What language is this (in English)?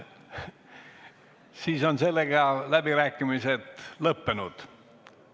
Estonian